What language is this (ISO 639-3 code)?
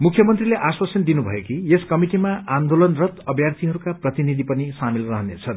nep